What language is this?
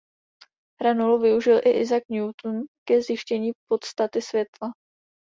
Czech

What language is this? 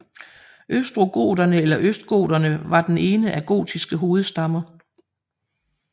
Danish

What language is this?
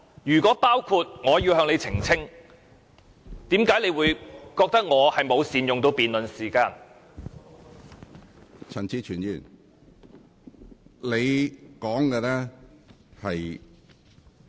Cantonese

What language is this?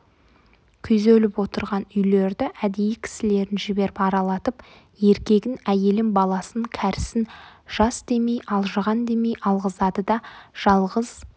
Kazakh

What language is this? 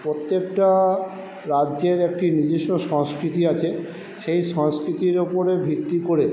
Bangla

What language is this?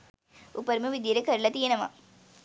Sinhala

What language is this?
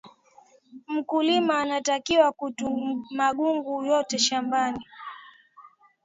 Swahili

